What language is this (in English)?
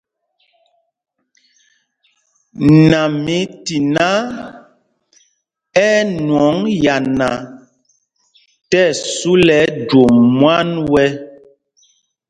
Mpumpong